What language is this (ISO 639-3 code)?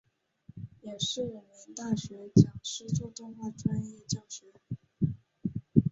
zho